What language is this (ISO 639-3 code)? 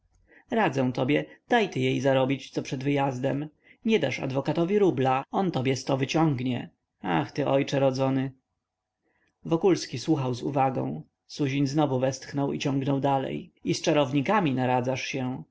pol